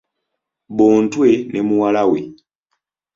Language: Ganda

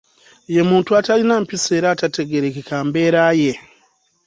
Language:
Ganda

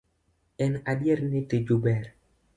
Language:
Luo (Kenya and Tanzania)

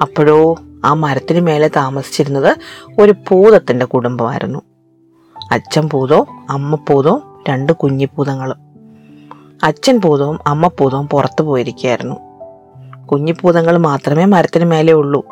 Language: Malayalam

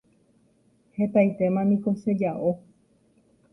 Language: Guarani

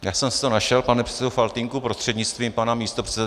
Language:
Czech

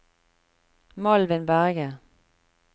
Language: Norwegian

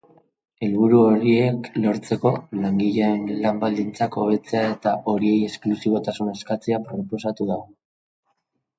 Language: Basque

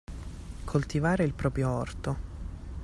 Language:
Italian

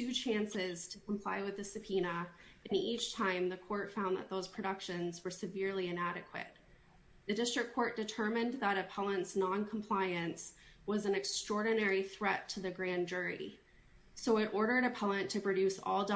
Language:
English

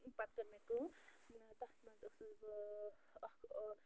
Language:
Kashmiri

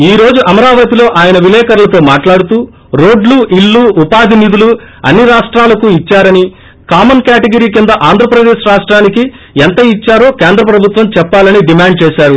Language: Telugu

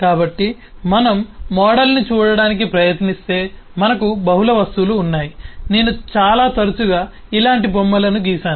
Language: Telugu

